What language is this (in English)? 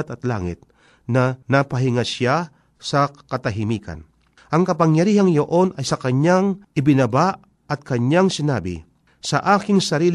Filipino